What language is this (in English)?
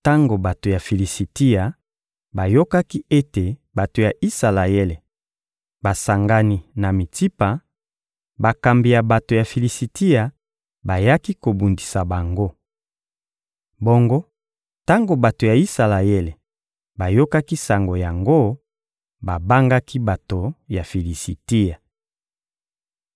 Lingala